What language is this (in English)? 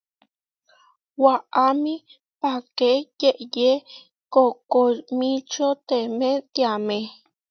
Huarijio